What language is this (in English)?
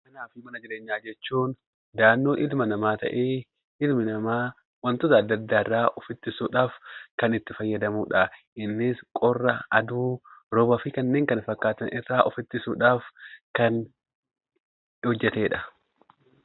Oromo